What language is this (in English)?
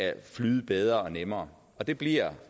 Danish